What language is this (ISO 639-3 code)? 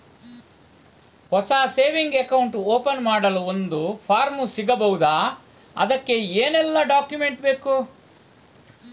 kan